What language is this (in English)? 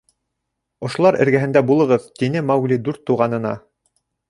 Bashkir